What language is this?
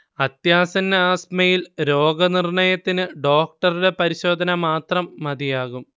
Malayalam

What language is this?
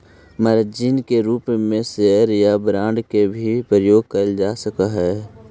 Magahi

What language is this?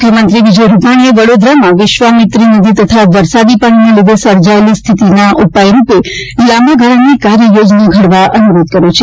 Gujarati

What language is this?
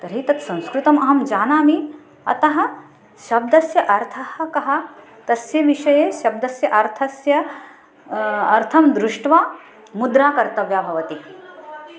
Sanskrit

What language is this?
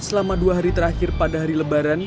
Indonesian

